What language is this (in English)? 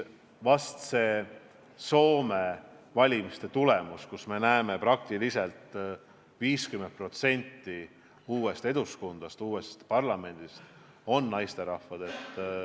Estonian